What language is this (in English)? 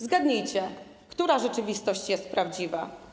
Polish